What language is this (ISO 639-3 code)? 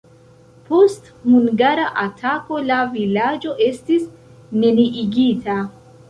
epo